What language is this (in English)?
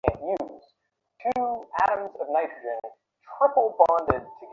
Bangla